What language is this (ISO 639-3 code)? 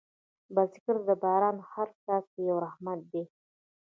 pus